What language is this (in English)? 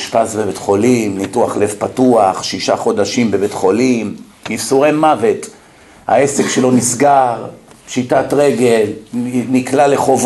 Hebrew